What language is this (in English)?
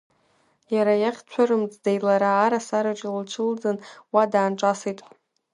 Abkhazian